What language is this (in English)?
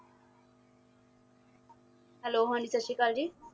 Punjabi